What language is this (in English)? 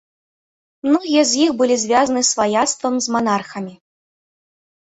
Belarusian